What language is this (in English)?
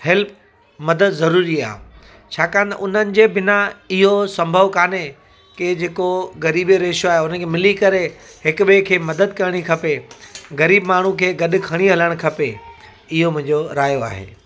Sindhi